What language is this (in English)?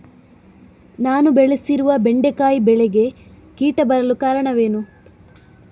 Kannada